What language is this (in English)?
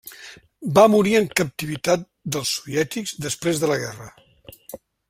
Catalan